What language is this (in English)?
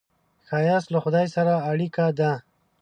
Pashto